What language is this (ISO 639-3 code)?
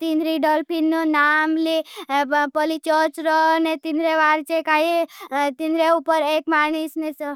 bhb